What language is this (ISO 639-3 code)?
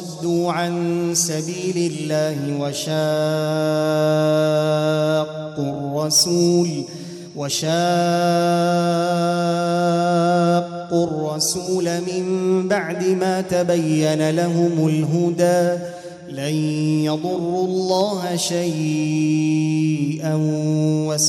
ara